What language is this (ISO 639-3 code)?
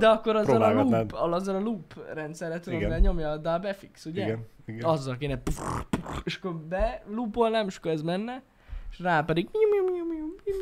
hun